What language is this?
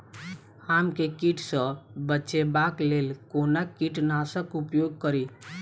Maithili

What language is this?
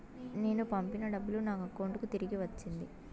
Telugu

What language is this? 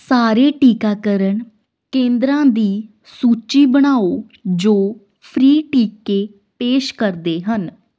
Punjabi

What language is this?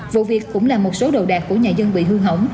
Vietnamese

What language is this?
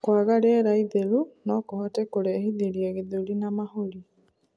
Kikuyu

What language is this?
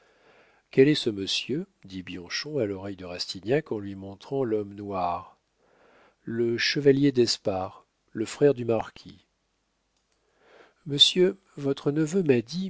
French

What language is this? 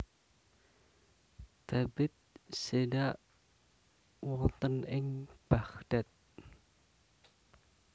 Javanese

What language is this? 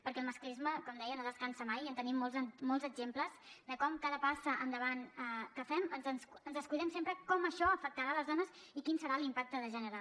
Catalan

